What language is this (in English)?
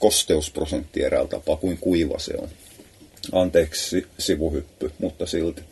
Finnish